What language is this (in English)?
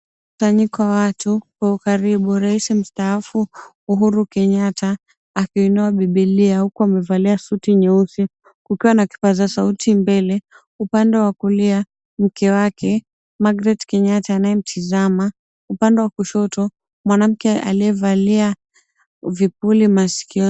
Swahili